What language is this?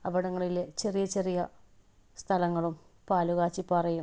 Malayalam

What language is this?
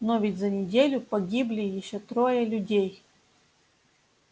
Russian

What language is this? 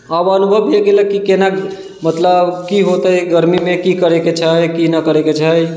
Maithili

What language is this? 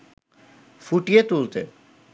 Bangla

